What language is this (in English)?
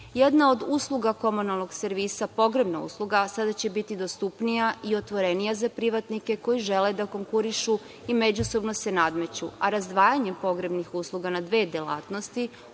Serbian